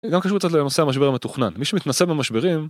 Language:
Hebrew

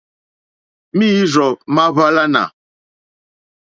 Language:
Mokpwe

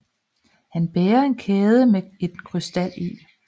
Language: Danish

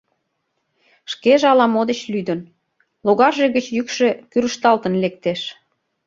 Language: Mari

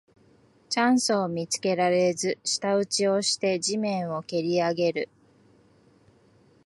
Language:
Japanese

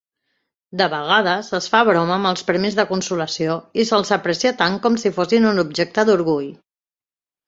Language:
Catalan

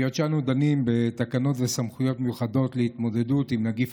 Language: Hebrew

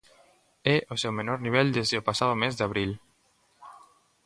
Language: Galician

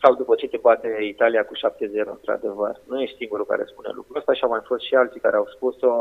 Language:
Romanian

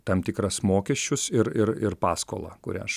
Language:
Lithuanian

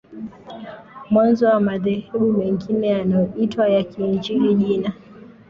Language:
Swahili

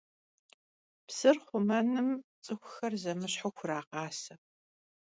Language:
Kabardian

